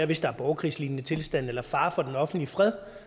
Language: Danish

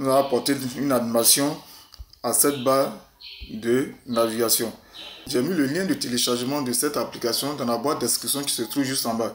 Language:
French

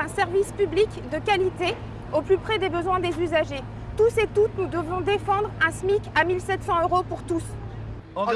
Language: French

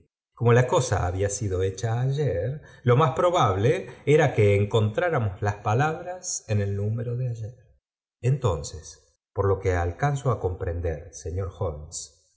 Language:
Spanish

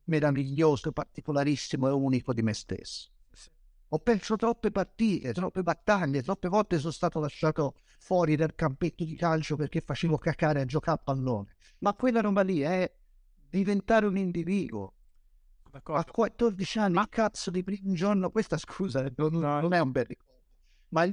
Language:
Italian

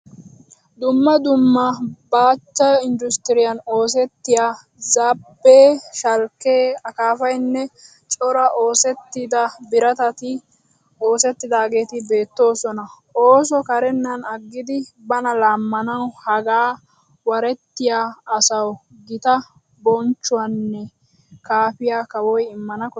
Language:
Wolaytta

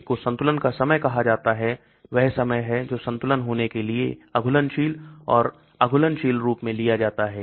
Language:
Hindi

